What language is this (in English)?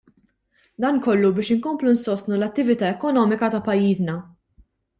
Maltese